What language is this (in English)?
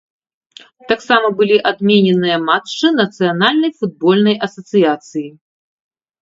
Belarusian